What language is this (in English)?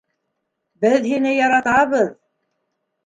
Bashkir